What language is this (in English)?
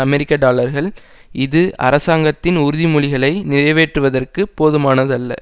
Tamil